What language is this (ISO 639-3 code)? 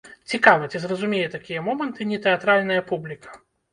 bel